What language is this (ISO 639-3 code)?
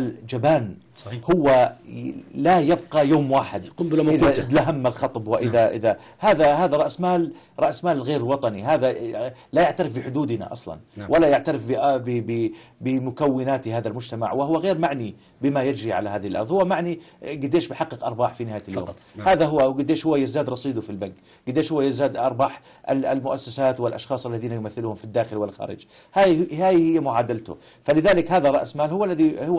ara